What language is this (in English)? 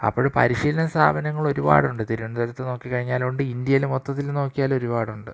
Malayalam